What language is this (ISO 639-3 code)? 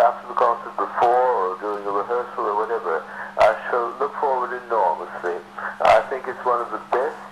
nld